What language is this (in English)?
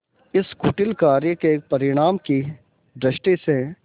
Hindi